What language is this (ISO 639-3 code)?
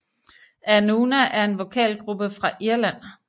dan